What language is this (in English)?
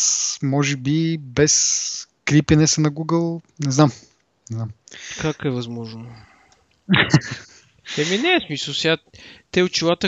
Bulgarian